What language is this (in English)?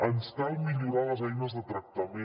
Catalan